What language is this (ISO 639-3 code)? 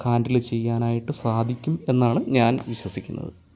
mal